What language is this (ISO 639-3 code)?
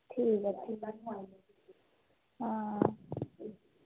doi